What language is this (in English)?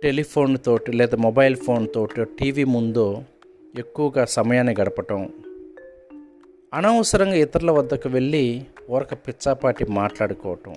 Telugu